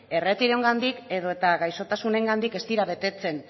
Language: Basque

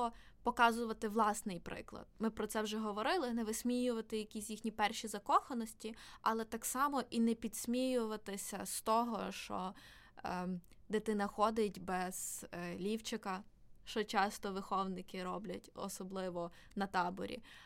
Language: Ukrainian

